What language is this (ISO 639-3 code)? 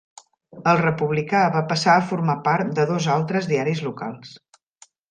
cat